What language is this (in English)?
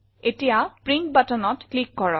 Assamese